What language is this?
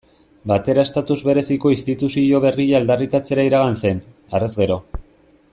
Basque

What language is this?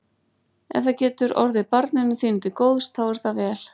Icelandic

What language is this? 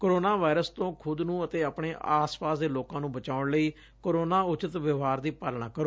Punjabi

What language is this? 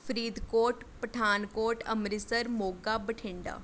Punjabi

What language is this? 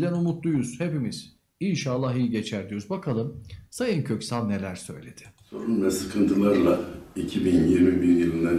Turkish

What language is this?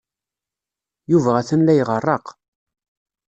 Kabyle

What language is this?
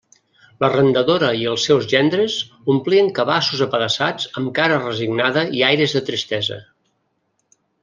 Catalan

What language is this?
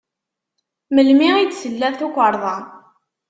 Kabyle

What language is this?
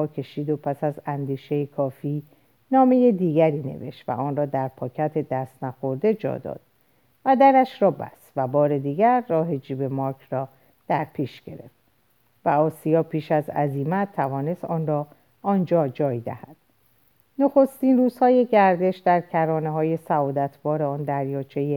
Persian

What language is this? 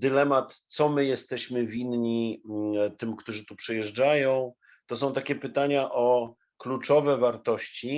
Polish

